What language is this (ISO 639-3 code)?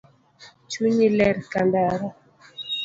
luo